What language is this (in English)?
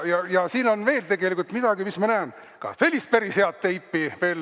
Estonian